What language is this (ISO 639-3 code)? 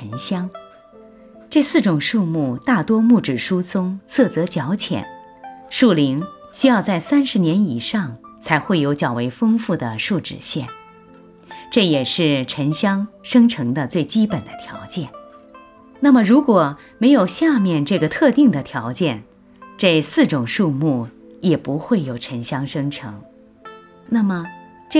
zho